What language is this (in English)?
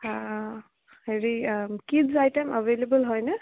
Assamese